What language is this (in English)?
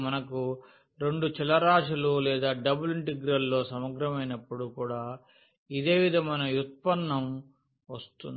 Telugu